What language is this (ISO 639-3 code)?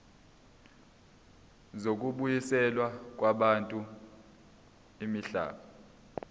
zul